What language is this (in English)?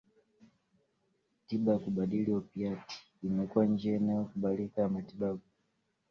Swahili